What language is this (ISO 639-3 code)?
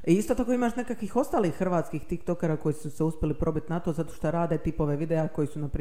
hrv